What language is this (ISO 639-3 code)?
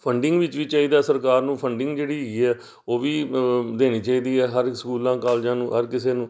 pan